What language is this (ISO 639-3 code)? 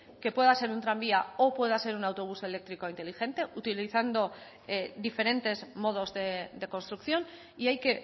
spa